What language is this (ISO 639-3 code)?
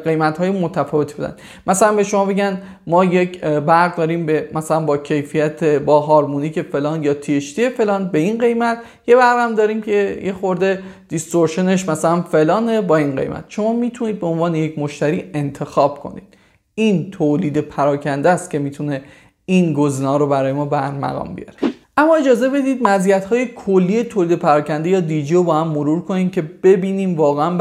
fas